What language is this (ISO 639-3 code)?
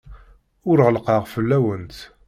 kab